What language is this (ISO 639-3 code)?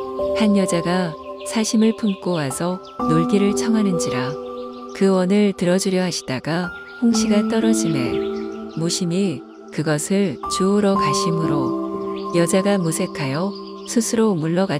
kor